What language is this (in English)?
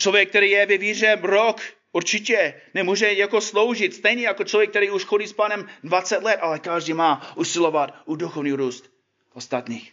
Czech